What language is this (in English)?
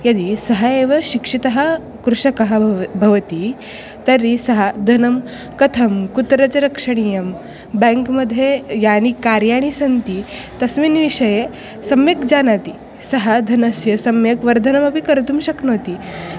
Sanskrit